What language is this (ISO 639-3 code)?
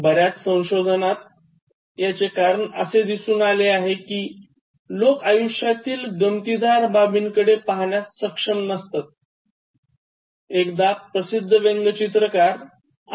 mar